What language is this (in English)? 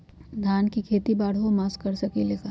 Magahi